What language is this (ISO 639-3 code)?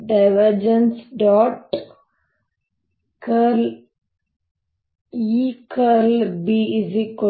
kan